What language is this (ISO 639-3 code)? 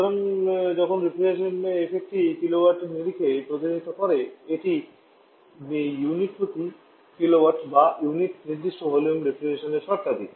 ben